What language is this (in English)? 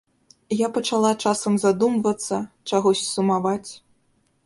Belarusian